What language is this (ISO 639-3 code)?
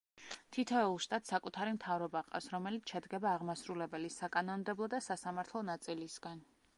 kat